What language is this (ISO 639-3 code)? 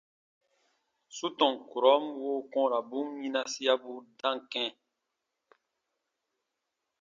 bba